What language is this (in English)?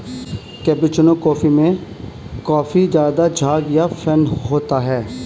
Hindi